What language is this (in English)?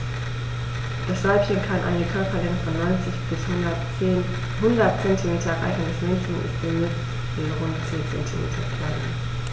German